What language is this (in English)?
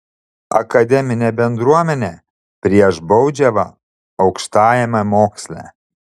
Lithuanian